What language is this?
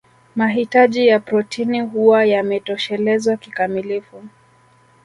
Swahili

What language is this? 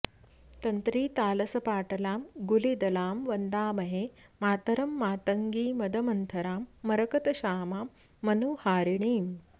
Sanskrit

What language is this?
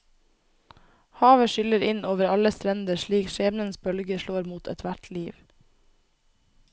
Norwegian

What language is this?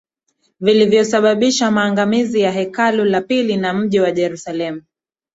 Swahili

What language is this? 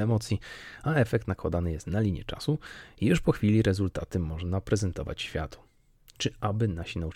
Polish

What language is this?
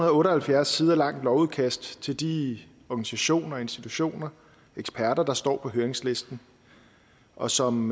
Danish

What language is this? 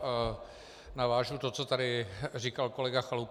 Czech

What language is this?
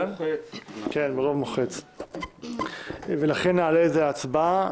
Hebrew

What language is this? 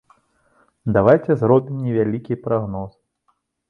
Belarusian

